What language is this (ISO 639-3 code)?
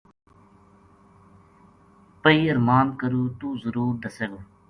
gju